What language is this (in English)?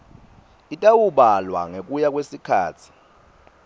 Swati